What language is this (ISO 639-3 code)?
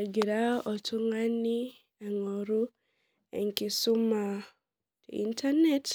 mas